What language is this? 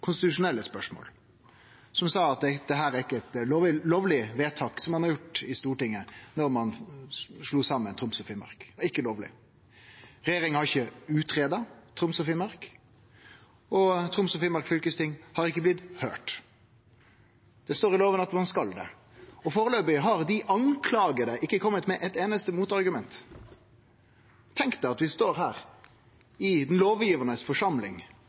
Norwegian Nynorsk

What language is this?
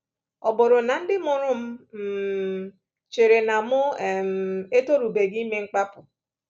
Igbo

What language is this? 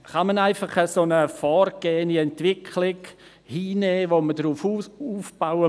Swiss German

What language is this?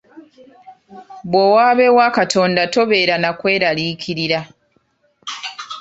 Ganda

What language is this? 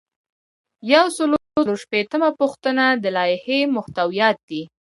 Pashto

